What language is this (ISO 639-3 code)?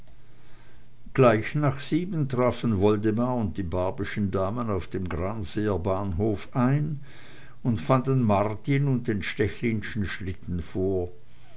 deu